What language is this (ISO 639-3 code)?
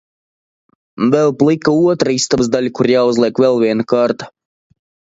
lav